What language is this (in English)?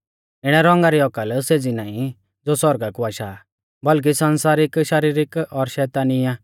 Mahasu Pahari